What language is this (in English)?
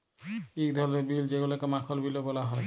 Bangla